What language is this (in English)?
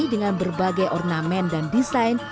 Indonesian